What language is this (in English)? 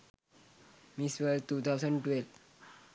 Sinhala